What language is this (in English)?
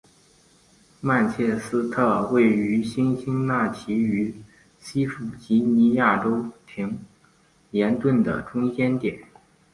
Chinese